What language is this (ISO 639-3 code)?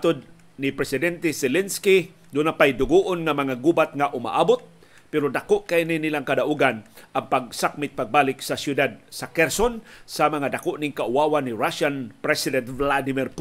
fil